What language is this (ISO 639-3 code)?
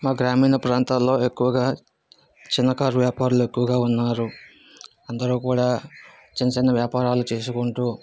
tel